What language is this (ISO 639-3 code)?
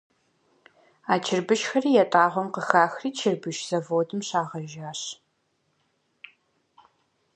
kbd